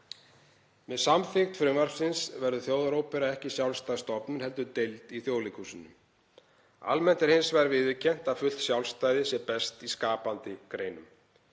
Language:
Icelandic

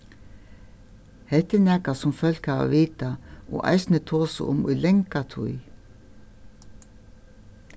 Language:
Faroese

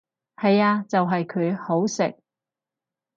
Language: Cantonese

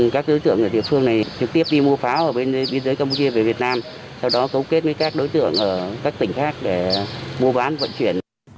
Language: Vietnamese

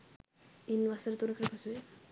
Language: Sinhala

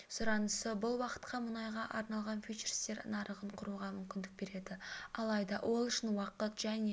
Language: Kazakh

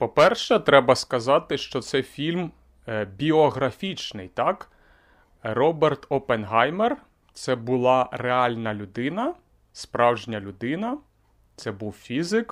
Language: Ukrainian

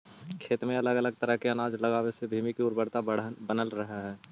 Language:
Magahi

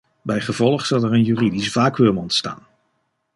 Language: Dutch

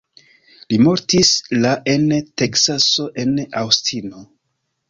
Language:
Esperanto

